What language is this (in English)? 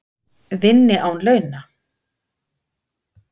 Icelandic